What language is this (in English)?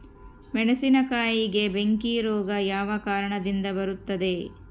Kannada